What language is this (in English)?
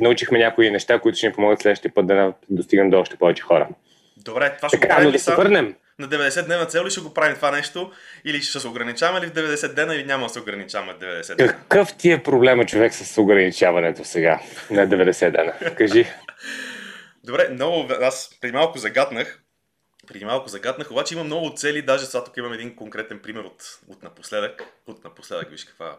Bulgarian